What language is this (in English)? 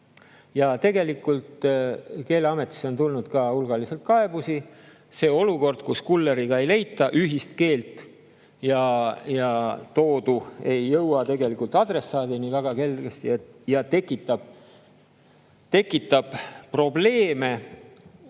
Estonian